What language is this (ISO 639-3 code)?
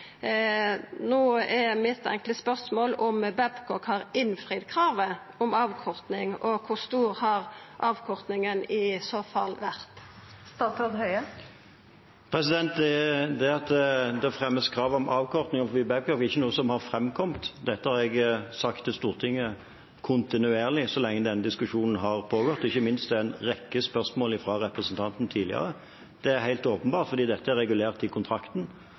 nor